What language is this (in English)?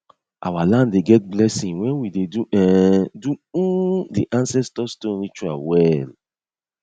Nigerian Pidgin